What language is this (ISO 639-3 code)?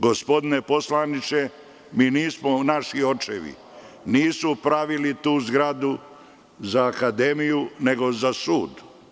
srp